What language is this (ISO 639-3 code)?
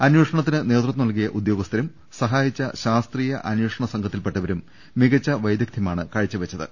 mal